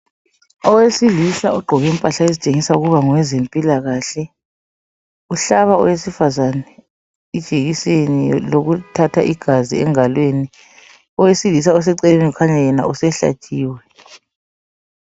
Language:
North Ndebele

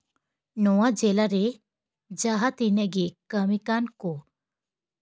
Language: Santali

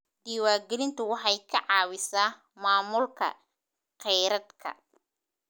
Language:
Somali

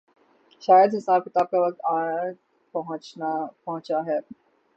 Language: Urdu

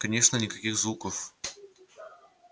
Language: Russian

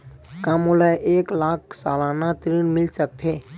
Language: Chhattisgarhi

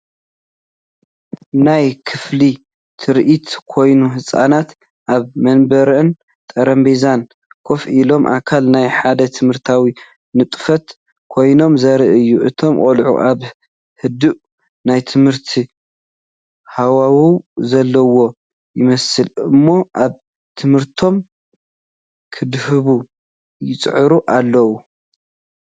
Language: Tigrinya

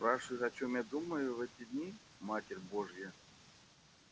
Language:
Russian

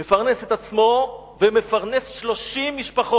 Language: Hebrew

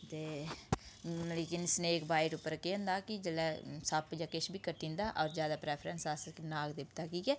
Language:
Dogri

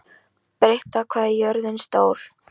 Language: Icelandic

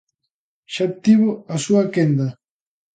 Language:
Galician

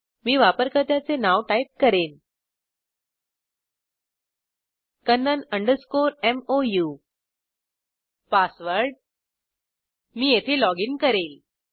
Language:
Marathi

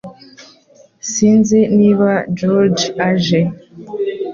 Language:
Kinyarwanda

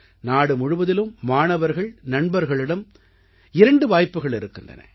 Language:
Tamil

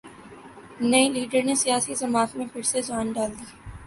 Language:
Urdu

